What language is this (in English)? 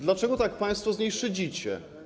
Polish